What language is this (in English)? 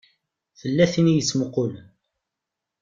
Kabyle